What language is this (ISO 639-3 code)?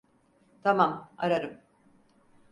tur